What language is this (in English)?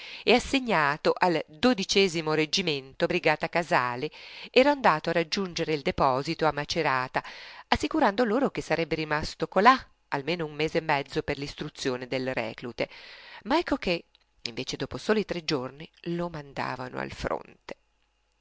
Italian